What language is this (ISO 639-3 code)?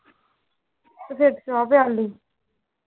pan